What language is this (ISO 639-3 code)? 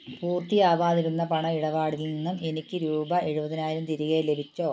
mal